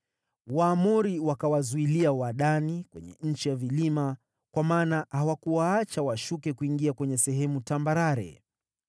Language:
Swahili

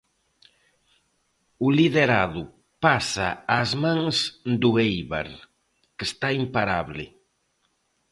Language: Galician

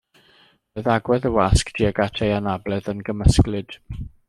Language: Welsh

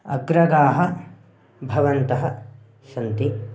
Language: Sanskrit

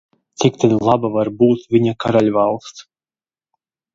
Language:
Latvian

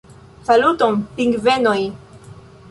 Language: Esperanto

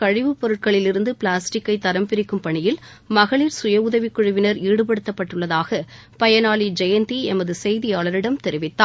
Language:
Tamil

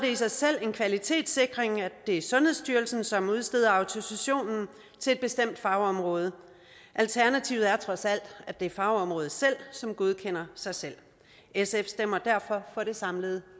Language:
Danish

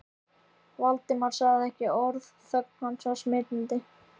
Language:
Icelandic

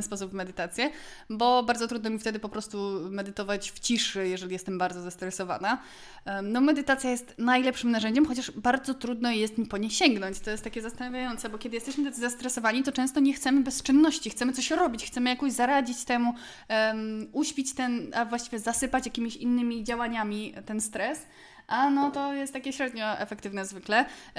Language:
Polish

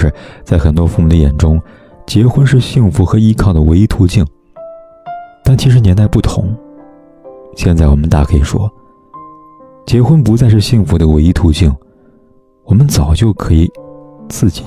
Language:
Chinese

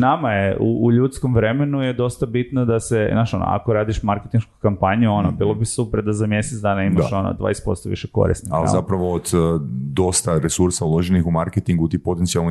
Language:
Croatian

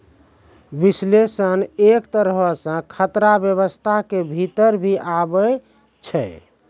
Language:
Maithili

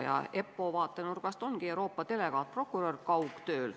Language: Estonian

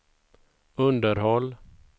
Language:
Swedish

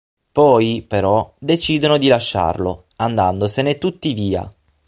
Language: Italian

